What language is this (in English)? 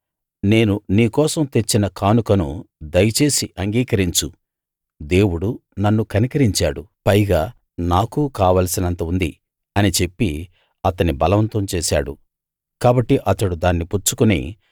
Telugu